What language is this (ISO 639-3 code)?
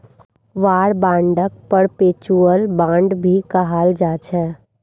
mag